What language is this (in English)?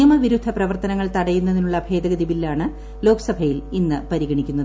Malayalam